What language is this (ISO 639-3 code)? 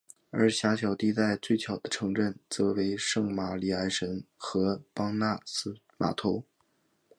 zho